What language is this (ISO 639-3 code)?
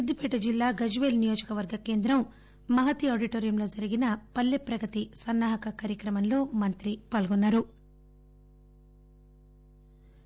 tel